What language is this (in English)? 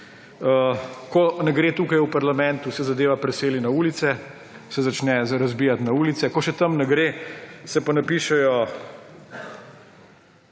Slovenian